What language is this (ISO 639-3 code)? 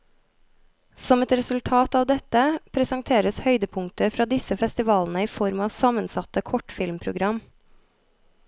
nor